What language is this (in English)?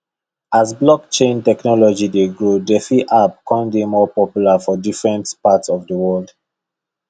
Nigerian Pidgin